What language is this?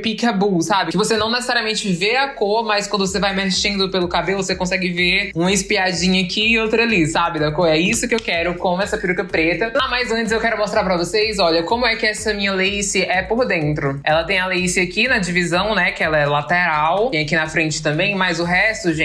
Portuguese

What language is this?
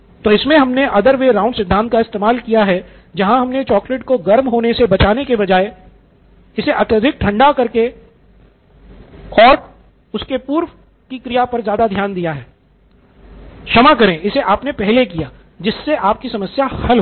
Hindi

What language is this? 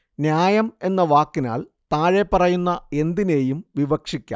Malayalam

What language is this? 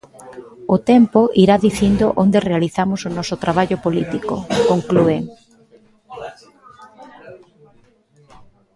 Galician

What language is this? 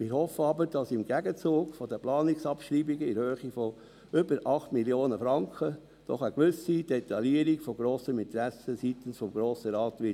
Swiss German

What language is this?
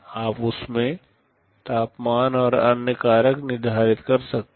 Hindi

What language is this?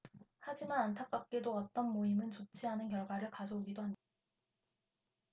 Korean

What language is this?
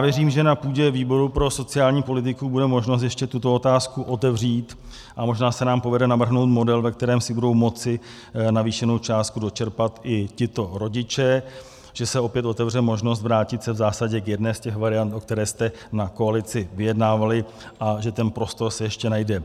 Czech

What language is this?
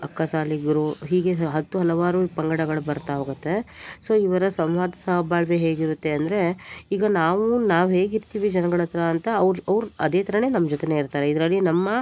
Kannada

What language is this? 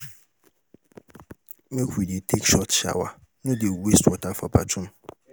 Nigerian Pidgin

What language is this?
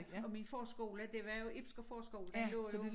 Danish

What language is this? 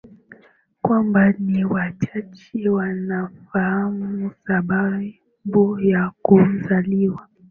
Swahili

